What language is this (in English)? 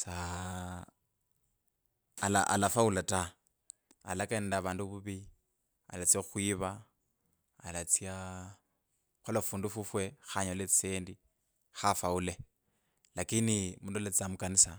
Kabras